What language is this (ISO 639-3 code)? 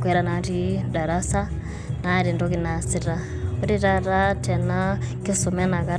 mas